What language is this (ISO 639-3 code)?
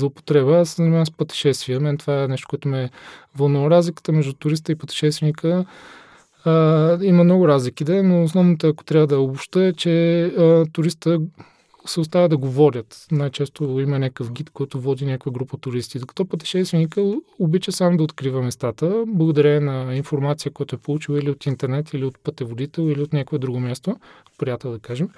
bul